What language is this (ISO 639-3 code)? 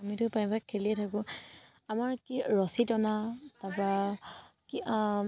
asm